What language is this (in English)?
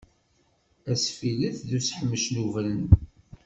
Kabyle